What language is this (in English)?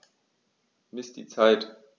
German